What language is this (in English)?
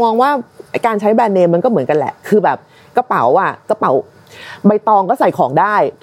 Thai